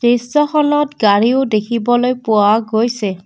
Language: Assamese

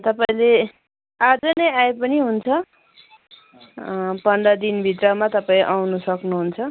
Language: Nepali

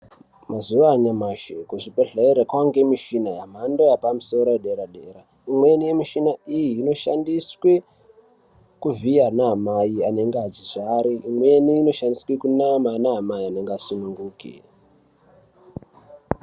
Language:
Ndau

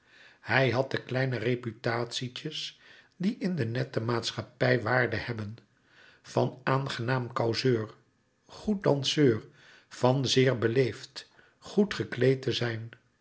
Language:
Dutch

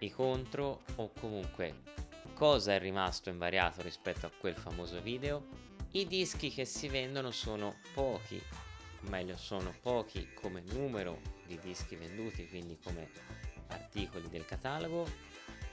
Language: Italian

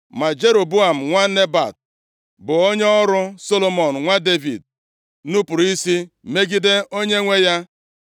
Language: Igbo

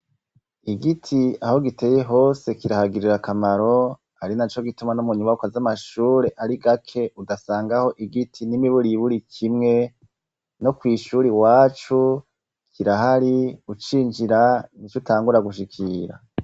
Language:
Rundi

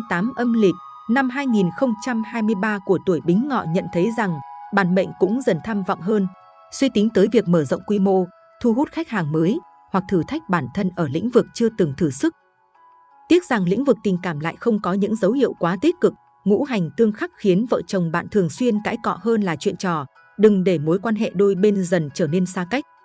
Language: Vietnamese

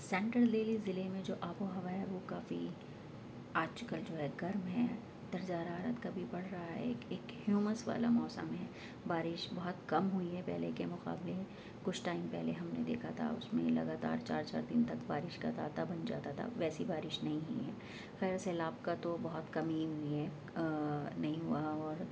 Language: Urdu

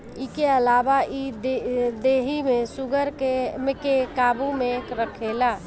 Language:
Bhojpuri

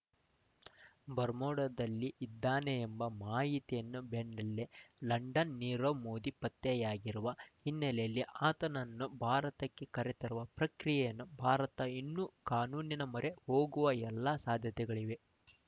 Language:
Kannada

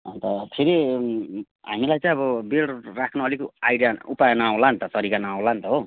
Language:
Nepali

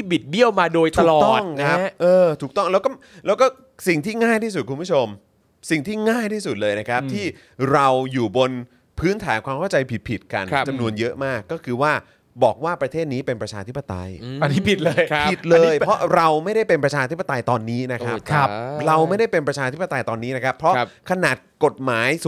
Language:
Thai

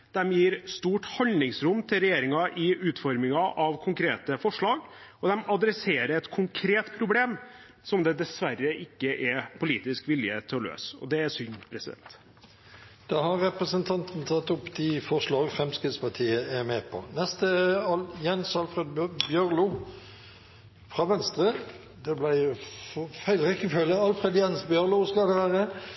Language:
Norwegian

